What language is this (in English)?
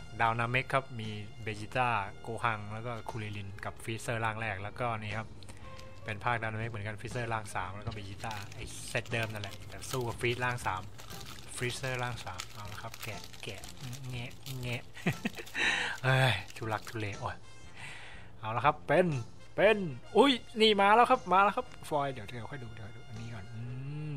Thai